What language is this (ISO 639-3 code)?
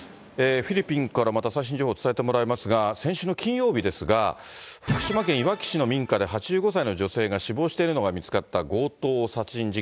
jpn